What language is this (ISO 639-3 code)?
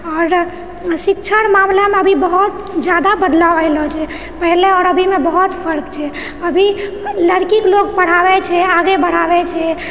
mai